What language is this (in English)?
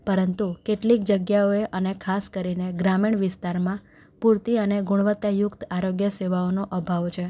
Gujarati